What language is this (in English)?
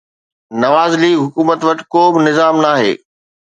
Sindhi